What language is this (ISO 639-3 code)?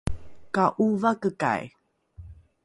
dru